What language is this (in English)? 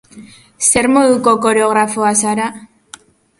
Basque